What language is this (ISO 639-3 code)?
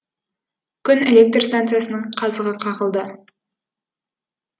kaz